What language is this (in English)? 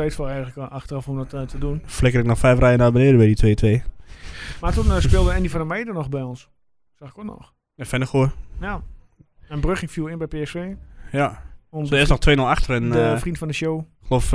Dutch